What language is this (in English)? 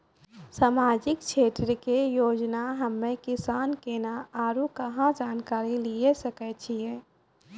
Maithili